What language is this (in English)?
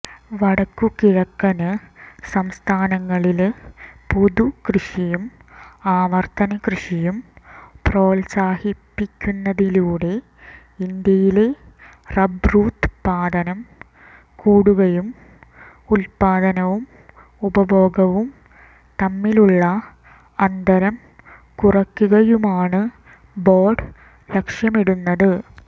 Malayalam